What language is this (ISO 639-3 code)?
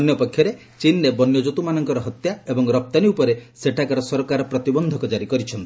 ori